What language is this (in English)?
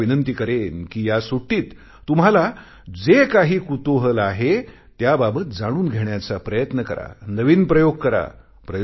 Marathi